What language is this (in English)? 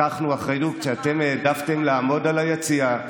Hebrew